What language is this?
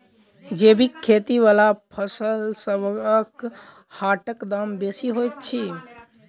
Maithili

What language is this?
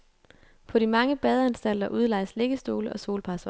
Danish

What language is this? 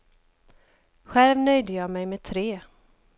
Swedish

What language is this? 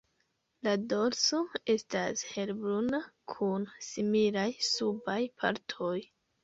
Esperanto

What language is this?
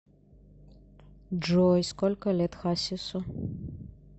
Russian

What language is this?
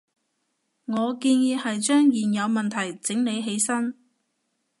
Cantonese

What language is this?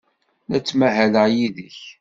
Kabyle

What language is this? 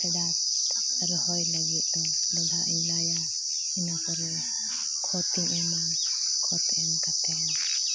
Santali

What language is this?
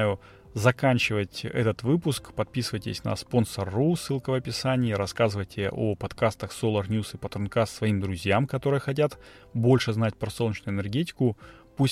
Russian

